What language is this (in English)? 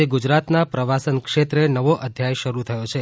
Gujarati